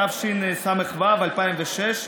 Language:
Hebrew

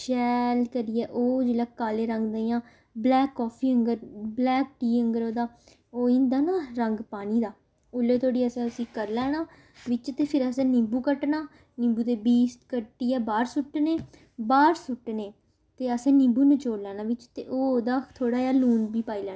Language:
Dogri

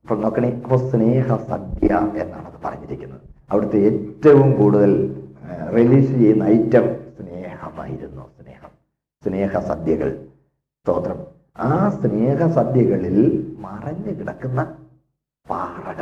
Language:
Malayalam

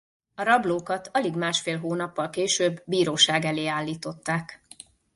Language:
Hungarian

